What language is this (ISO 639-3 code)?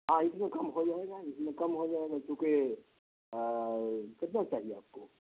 urd